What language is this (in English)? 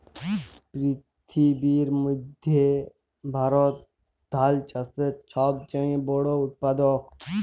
Bangla